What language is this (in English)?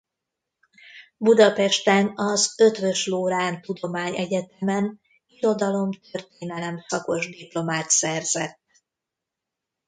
Hungarian